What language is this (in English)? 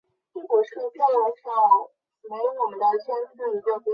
Chinese